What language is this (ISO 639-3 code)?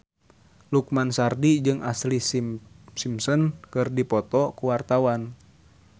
sun